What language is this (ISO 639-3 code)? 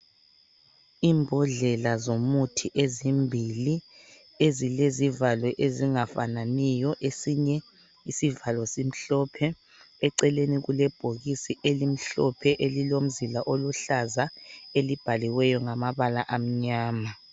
nde